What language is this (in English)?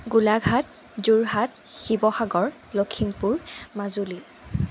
Assamese